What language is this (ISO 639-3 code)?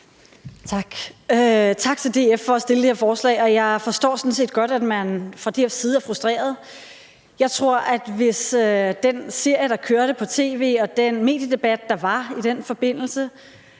dan